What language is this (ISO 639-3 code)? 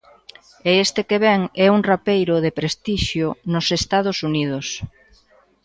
glg